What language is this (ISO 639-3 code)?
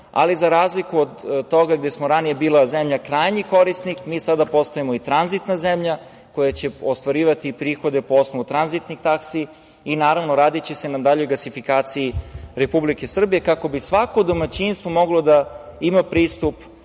srp